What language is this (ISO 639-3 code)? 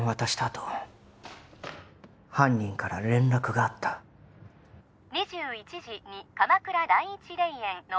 jpn